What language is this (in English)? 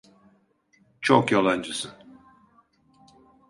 Turkish